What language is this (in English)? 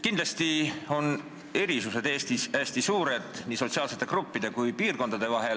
Estonian